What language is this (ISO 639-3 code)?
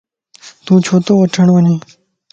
lss